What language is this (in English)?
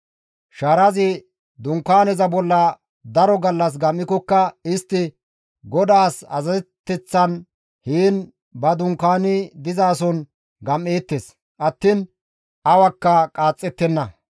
Gamo